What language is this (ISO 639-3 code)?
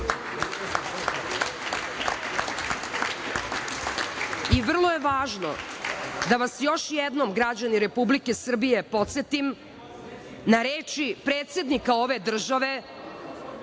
srp